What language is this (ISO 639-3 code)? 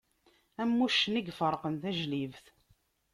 kab